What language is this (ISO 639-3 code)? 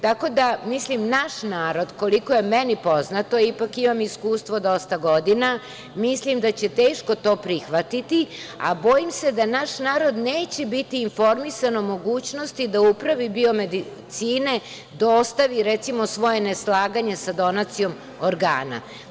srp